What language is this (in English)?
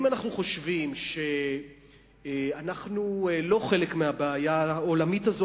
Hebrew